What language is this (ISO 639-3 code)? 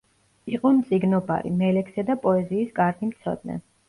kat